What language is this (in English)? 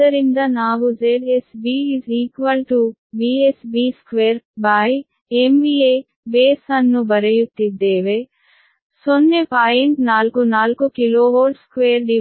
Kannada